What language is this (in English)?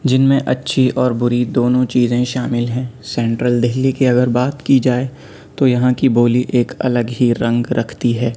Urdu